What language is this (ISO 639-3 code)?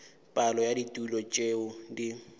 nso